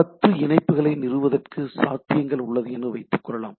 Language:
Tamil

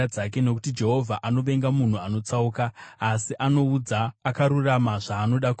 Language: Shona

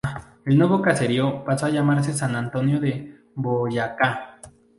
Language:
Spanish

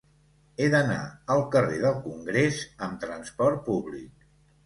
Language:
Catalan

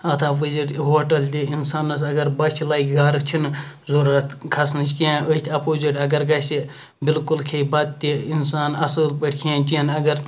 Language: Kashmiri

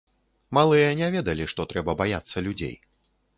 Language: Belarusian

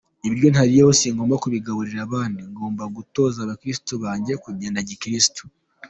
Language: Kinyarwanda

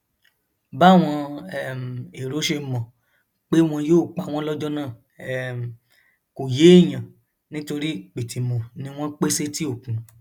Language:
Yoruba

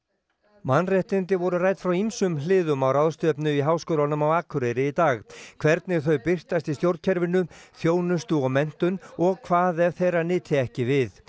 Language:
Icelandic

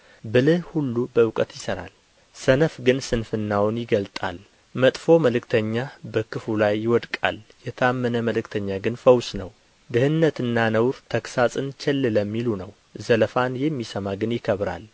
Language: Amharic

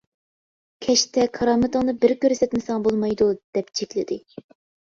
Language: Uyghur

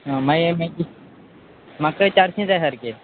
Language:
Konkani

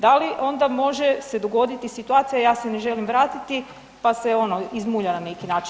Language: Croatian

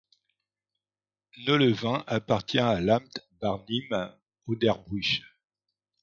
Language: French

